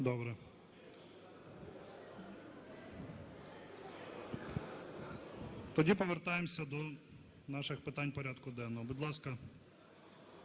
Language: Ukrainian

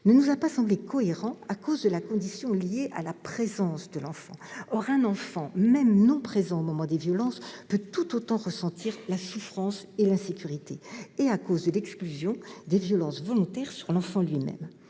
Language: French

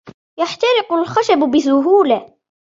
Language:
Arabic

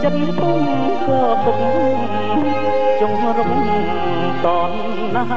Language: Thai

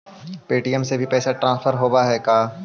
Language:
Magahi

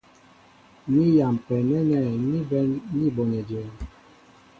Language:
Mbo (Cameroon)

